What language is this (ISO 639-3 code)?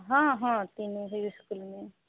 mai